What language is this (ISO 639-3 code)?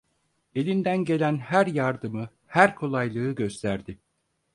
tur